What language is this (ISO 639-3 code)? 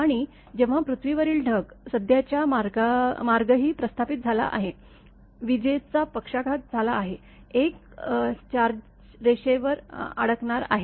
mar